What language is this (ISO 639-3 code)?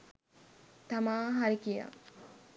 sin